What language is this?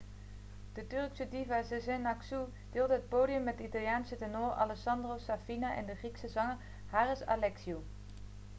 Dutch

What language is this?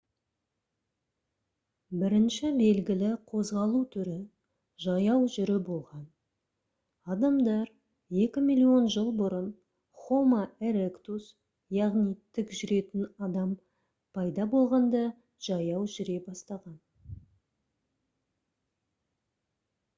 Kazakh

